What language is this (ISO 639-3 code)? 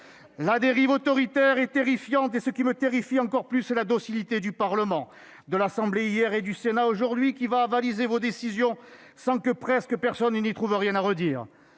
fra